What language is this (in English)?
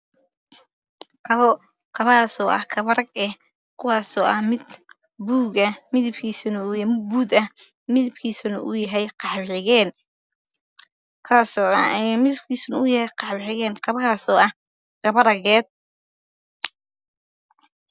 Somali